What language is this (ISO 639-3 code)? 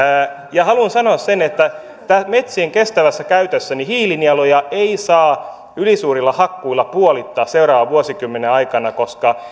fin